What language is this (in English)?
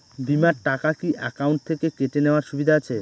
Bangla